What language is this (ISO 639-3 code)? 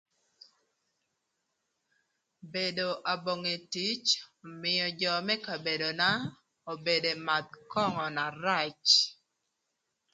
lth